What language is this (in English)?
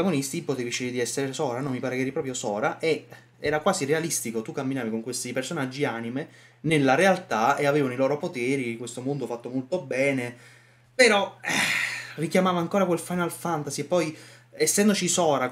Italian